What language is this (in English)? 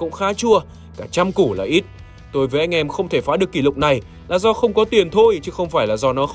Vietnamese